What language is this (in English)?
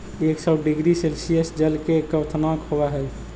Magahi